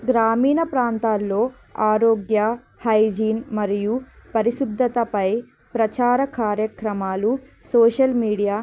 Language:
Telugu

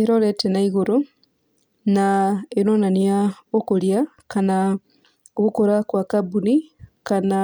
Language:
Kikuyu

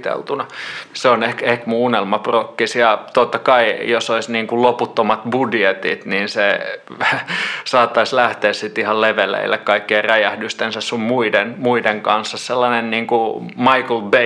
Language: Finnish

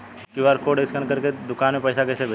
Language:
Bhojpuri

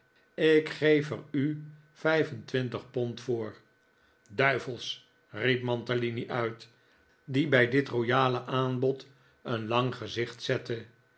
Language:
Dutch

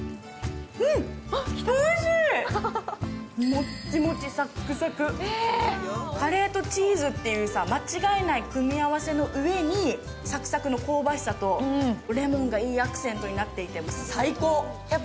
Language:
Japanese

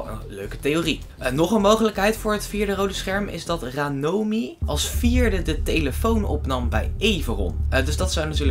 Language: Dutch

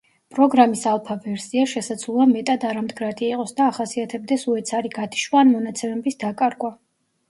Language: Georgian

